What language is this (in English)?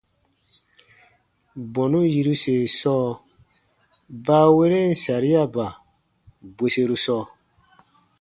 Baatonum